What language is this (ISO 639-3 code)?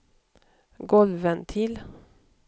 swe